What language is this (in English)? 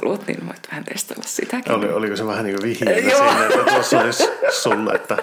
Finnish